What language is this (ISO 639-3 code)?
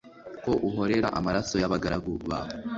kin